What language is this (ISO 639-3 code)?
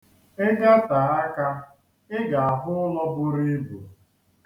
ibo